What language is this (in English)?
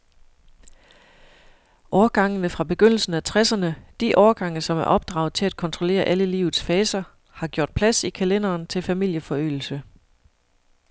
Danish